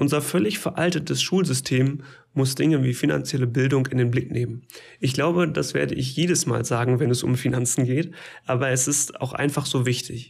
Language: German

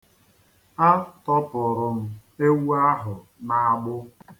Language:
Igbo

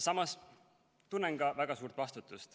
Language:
Estonian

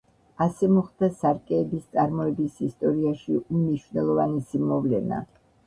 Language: Georgian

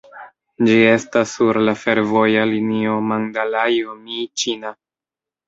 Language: Esperanto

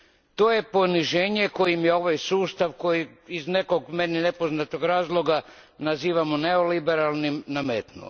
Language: Croatian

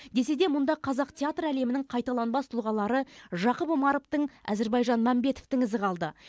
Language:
Kazakh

